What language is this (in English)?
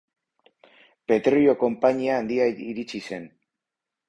Basque